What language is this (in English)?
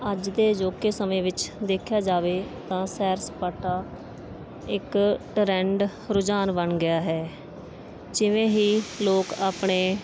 Punjabi